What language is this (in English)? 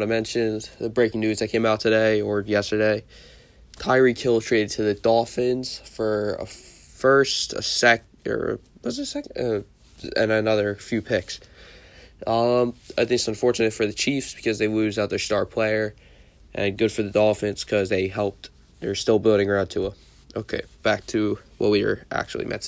English